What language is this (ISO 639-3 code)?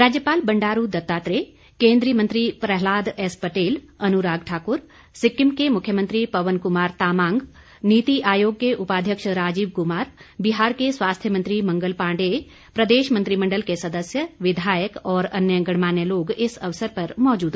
hin